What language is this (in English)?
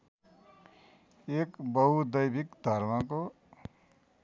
Nepali